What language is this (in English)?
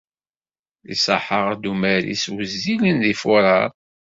Kabyle